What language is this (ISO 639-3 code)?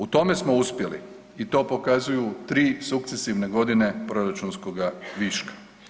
hrv